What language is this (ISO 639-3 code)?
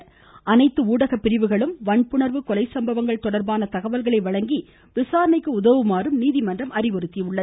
tam